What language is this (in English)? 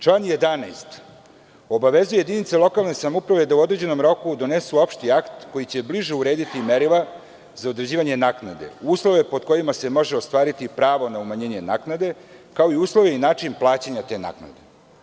Serbian